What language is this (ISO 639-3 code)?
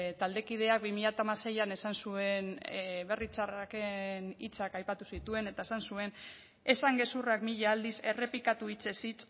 eus